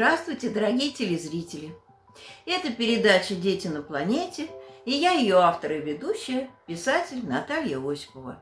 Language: Russian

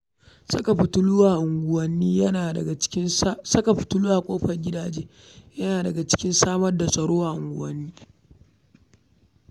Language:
Hausa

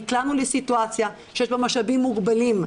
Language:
Hebrew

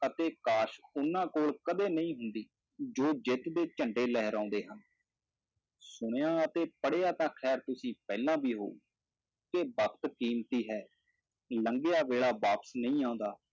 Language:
Punjabi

